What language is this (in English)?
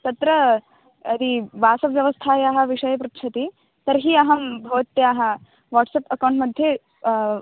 Sanskrit